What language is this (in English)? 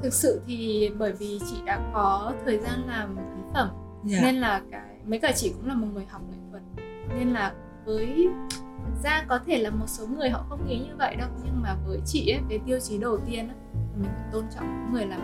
Vietnamese